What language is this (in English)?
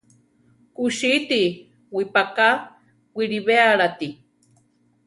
Central Tarahumara